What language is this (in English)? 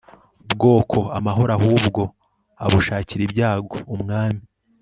Kinyarwanda